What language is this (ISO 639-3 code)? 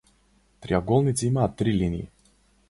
mkd